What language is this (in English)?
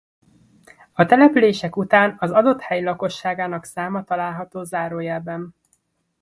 Hungarian